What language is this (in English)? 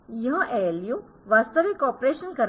Hindi